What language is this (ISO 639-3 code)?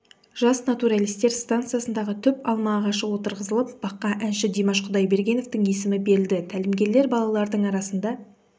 kaz